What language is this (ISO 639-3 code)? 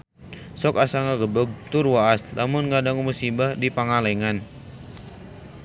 sun